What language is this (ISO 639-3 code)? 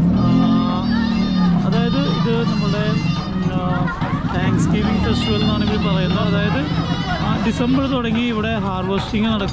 tha